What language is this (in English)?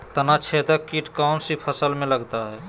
Magahi